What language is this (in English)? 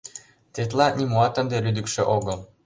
Mari